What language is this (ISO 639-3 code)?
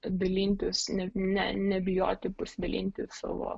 lit